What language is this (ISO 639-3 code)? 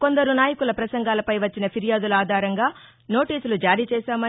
tel